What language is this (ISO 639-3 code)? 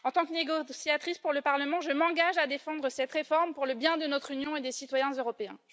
fra